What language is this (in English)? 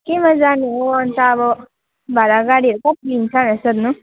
Nepali